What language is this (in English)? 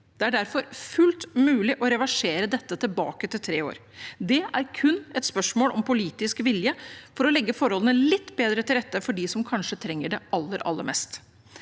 Norwegian